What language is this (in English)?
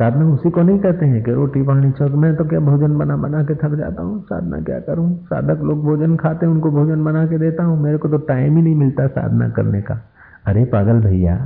Hindi